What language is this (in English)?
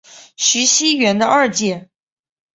Chinese